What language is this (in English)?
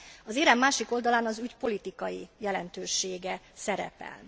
Hungarian